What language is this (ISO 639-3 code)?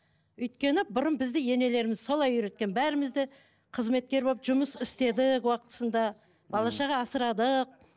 kaz